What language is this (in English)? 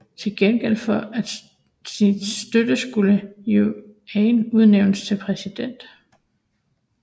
Danish